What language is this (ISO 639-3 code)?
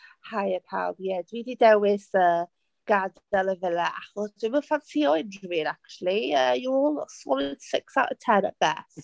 cym